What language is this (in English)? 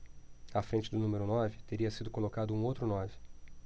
Portuguese